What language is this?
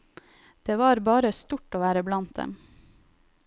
Norwegian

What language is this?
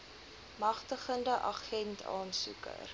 Afrikaans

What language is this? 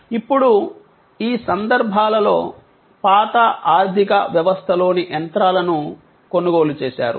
Telugu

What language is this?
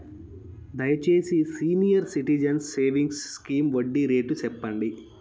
Telugu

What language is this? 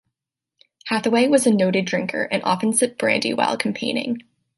English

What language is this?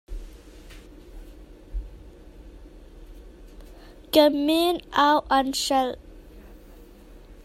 Hakha Chin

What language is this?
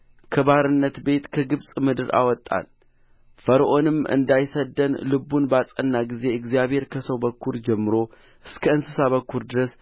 Amharic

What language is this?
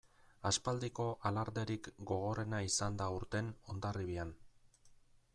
Basque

